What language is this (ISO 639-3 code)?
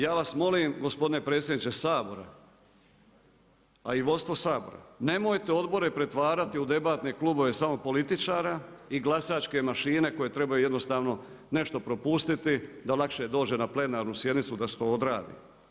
hrv